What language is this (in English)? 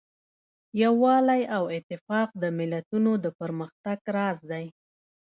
Pashto